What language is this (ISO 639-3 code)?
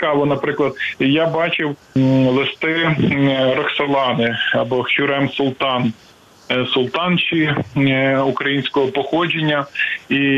ukr